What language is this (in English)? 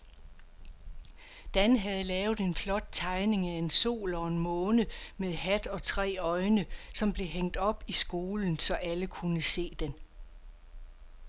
Danish